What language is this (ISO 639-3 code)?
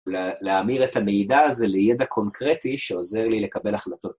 heb